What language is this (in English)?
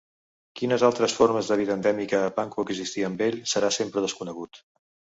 Catalan